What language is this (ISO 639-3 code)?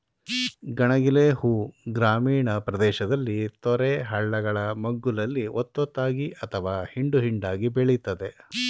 kan